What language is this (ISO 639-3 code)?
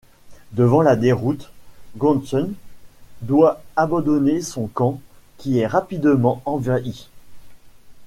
fra